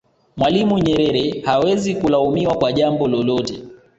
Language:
Swahili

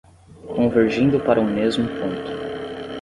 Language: Portuguese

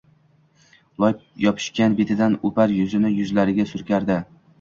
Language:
Uzbek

